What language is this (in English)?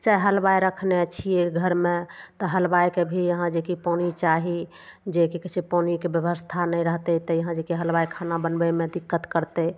Maithili